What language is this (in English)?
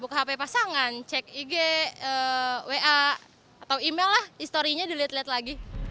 Indonesian